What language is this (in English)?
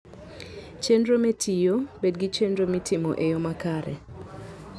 Luo (Kenya and Tanzania)